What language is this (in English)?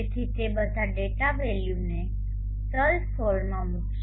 Gujarati